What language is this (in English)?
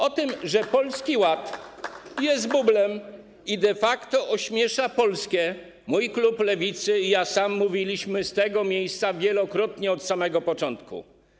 Polish